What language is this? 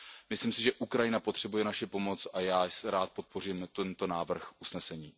Czech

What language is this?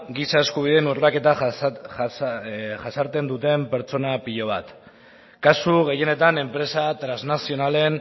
Basque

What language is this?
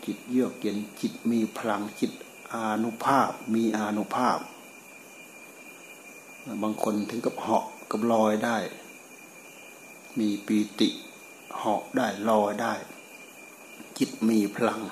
Thai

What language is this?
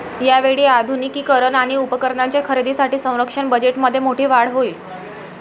Marathi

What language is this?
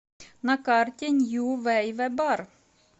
Russian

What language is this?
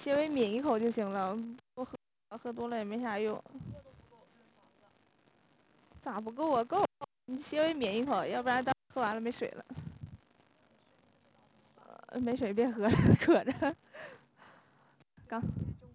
Chinese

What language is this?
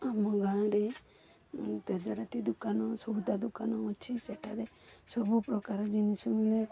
Odia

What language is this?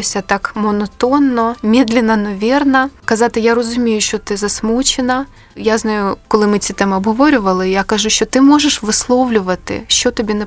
Ukrainian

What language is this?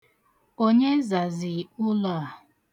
Igbo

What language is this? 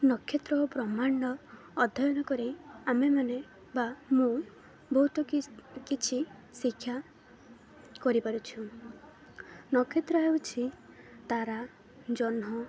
Odia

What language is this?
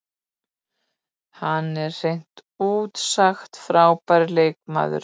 Icelandic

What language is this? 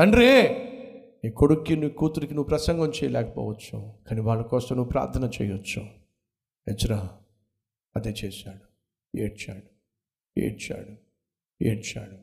Telugu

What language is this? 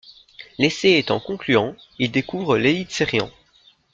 French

